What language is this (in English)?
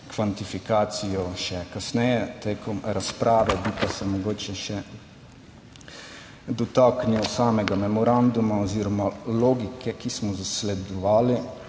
Slovenian